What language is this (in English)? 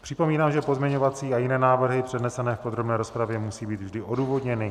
Czech